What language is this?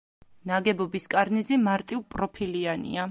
Georgian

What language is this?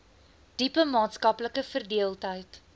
Afrikaans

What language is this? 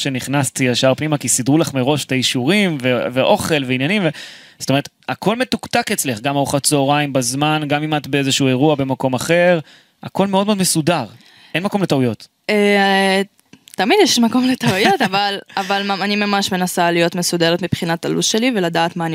Hebrew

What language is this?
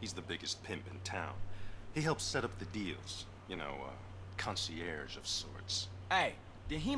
German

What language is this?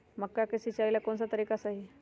Magahi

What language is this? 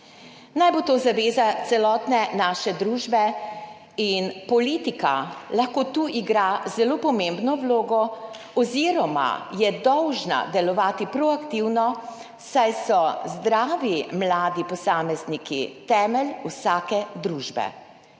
Slovenian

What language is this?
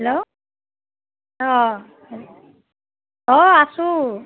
Assamese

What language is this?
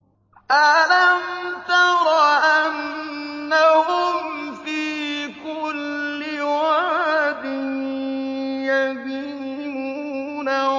Arabic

